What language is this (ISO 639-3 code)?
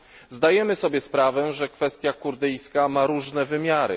pol